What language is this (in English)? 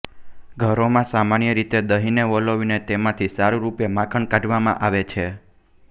Gujarati